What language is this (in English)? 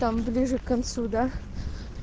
Russian